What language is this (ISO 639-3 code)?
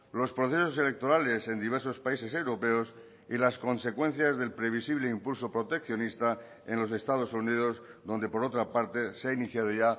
spa